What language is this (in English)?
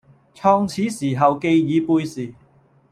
Cantonese